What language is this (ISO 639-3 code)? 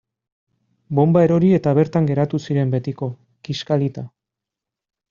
eus